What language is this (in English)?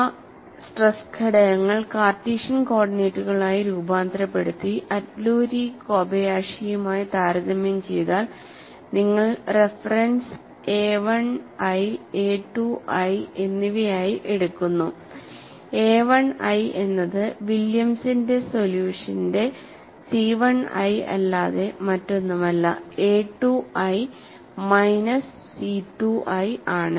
Malayalam